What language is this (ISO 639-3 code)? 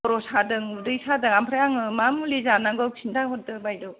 brx